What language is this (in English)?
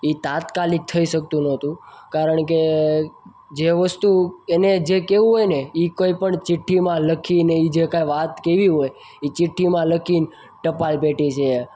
Gujarati